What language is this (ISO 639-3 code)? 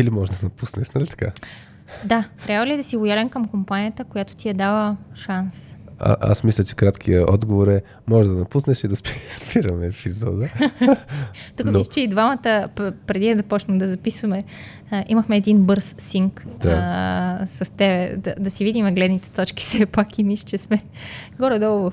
bul